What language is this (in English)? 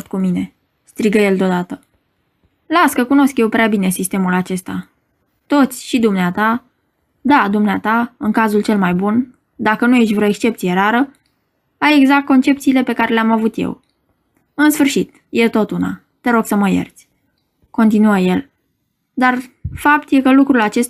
Romanian